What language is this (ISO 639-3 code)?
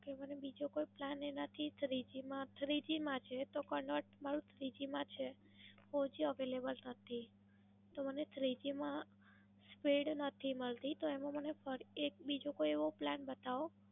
guj